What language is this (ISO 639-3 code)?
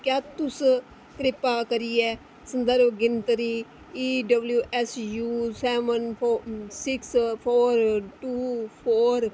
doi